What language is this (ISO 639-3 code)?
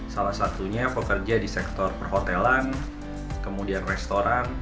ind